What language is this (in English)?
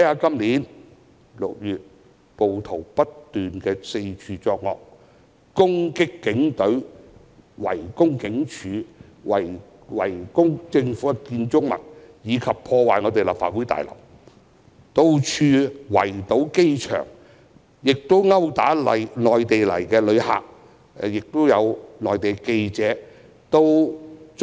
Cantonese